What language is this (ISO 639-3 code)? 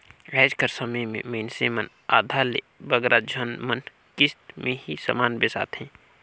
hne